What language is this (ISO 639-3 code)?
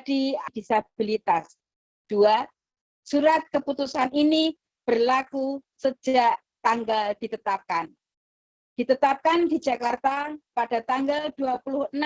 ind